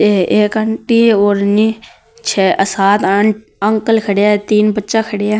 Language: Marwari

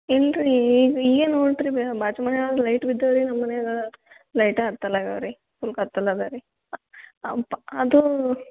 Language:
Kannada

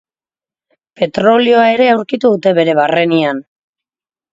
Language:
Basque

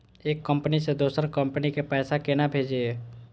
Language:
Maithili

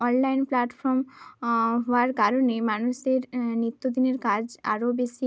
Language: Bangla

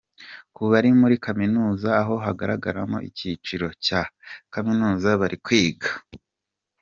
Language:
Kinyarwanda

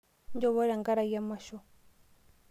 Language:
Masai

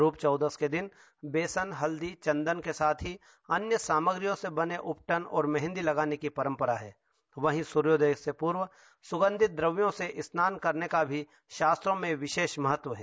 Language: Hindi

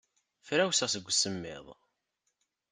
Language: Kabyle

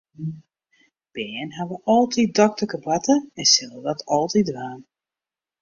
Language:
Western Frisian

